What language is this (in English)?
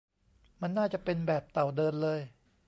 Thai